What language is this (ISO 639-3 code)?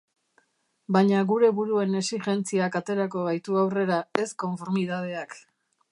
eus